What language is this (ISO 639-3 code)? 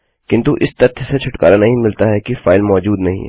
hin